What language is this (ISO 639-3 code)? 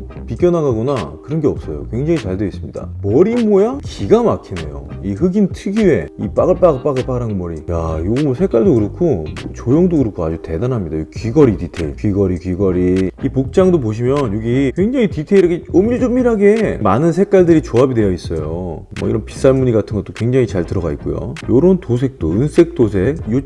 kor